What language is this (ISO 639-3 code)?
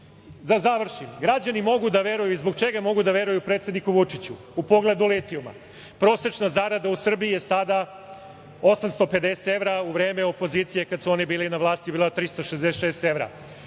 srp